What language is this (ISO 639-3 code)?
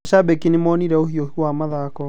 kik